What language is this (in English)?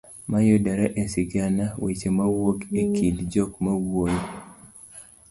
Luo (Kenya and Tanzania)